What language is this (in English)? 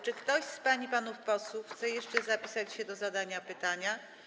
Polish